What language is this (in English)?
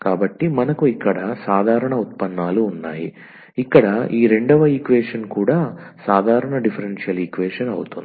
Telugu